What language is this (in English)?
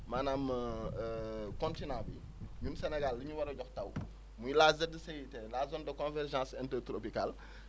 Wolof